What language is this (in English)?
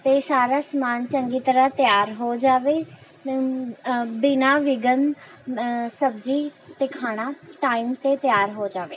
Punjabi